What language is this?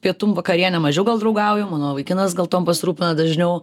Lithuanian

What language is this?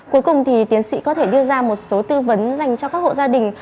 Vietnamese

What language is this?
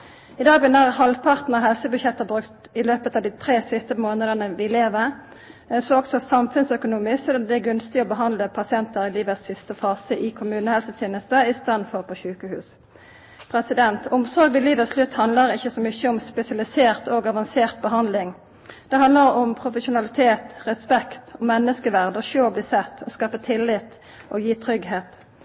Norwegian Nynorsk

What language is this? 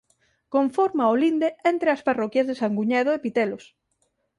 Galician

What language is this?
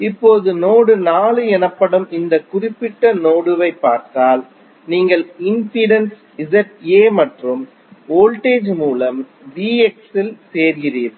Tamil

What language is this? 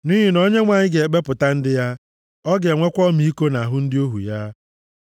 Igbo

